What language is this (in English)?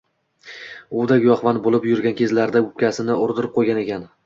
Uzbek